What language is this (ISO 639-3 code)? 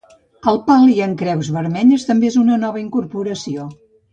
cat